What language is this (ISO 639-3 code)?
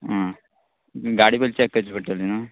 kok